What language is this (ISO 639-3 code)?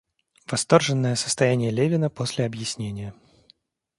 rus